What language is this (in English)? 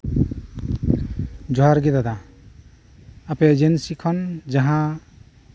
Santali